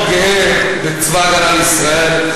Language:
Hebrew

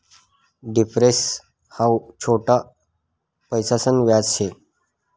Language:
Marathi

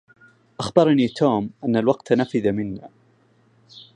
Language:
Arabic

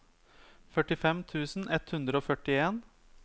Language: Norwegian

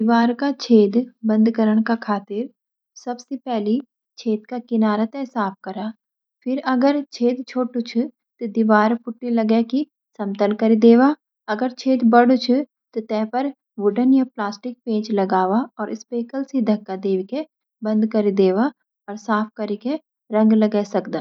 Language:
Garhwali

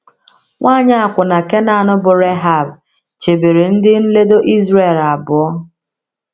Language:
Igbo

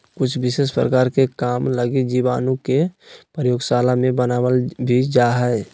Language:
Magahi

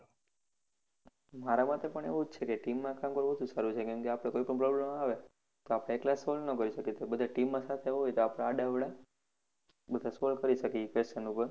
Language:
Gujarati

